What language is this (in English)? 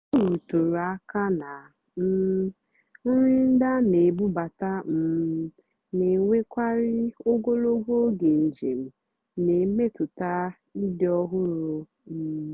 Igbo